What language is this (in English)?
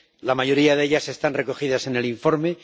Spanish